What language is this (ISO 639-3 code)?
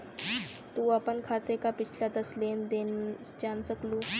bho